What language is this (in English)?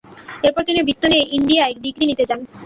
Bangla